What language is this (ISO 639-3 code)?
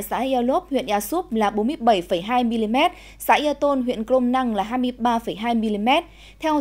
vie